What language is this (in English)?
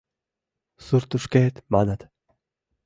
Mari